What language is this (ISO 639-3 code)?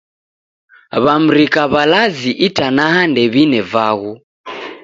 dav